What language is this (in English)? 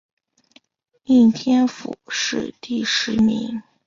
Chinese